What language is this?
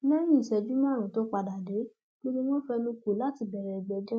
Yoruba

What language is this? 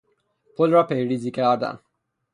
Persian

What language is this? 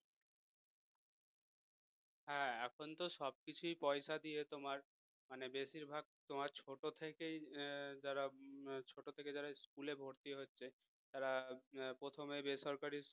Bangla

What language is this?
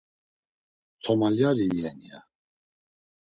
Laz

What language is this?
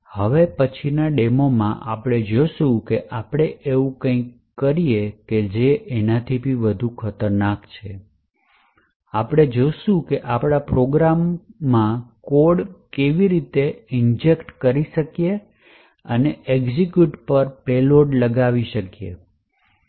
Gujarati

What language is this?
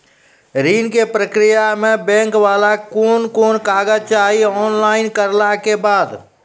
Maithili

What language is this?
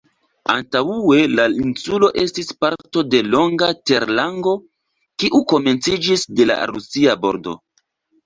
Esperanto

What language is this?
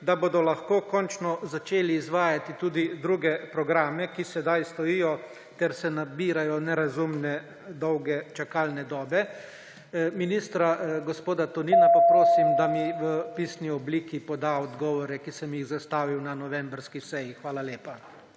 Slovenian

